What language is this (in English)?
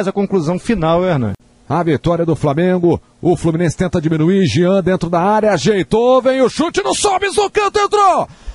Portuguese